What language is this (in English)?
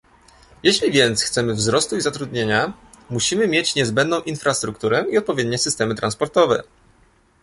Polish